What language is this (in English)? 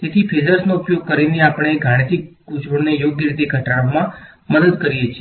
Gujarati